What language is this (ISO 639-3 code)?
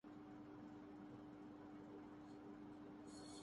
urd